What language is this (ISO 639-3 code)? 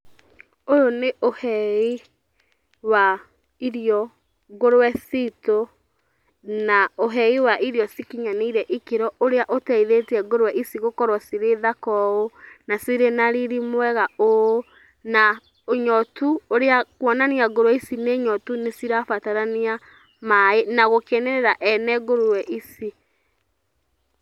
kik